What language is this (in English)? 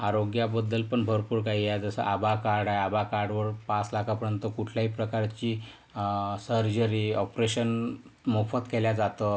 Marathi